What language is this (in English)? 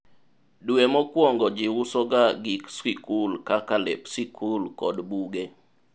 Luo (Kenya and Tanzania)